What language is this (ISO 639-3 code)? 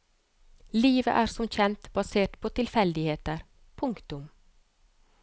nor